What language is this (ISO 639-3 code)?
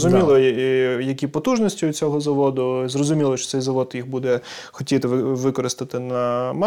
ukr